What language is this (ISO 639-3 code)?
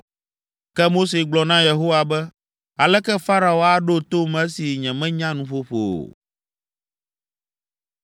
ewe